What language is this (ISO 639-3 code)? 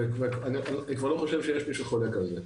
heb